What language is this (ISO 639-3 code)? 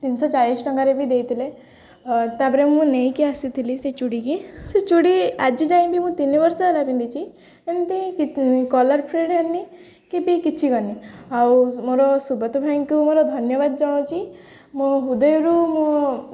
ori